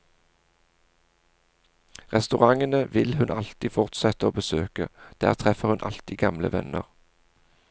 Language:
Norwegian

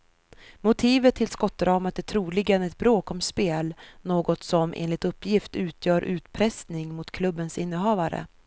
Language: Swedish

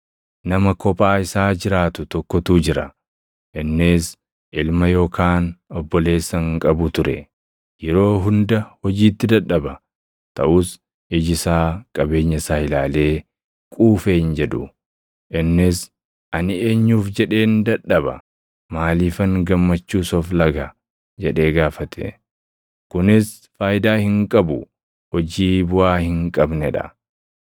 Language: Oromo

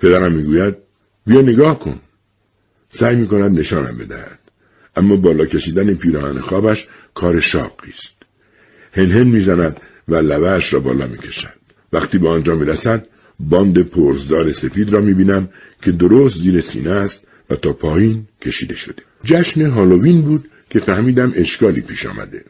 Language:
Persian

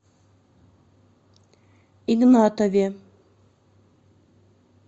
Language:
Russian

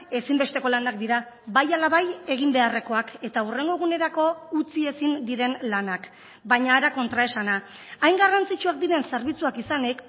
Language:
Basque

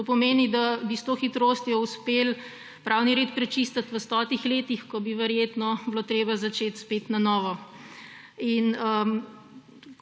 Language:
Slovenian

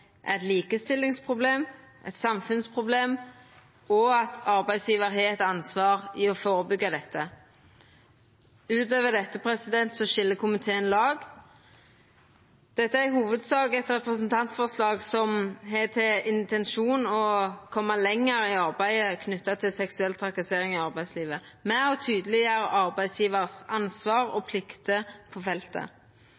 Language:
Norwegian Nynorsk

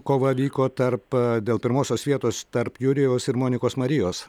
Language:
Lithuanian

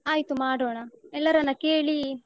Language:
Kannada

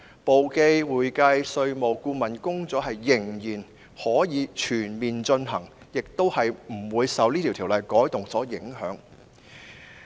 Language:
Cantonese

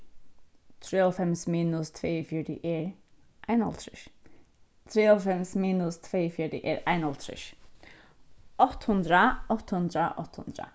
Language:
Faroese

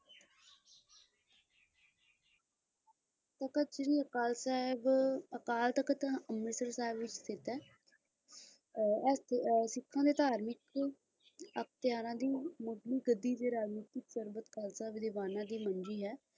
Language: Punjabi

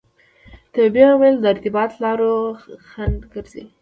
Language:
Pashto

